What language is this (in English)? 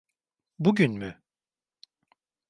Turkish